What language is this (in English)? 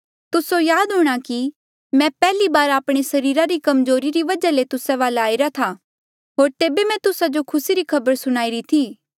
Mandeali